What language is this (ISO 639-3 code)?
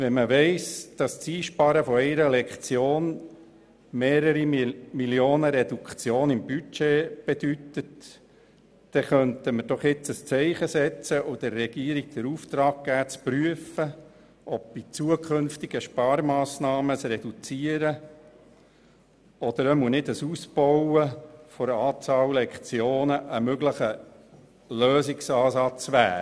gsw